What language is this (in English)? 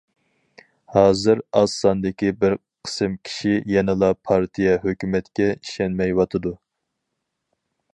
Uyghur